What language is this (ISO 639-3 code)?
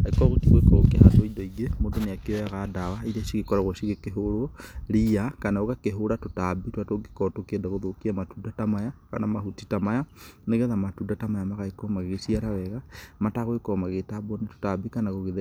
kik